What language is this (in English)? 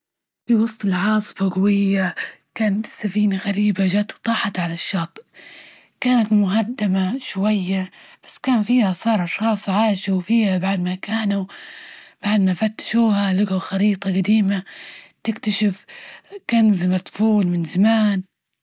Libyan Arabic